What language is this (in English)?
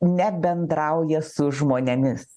Lithuanian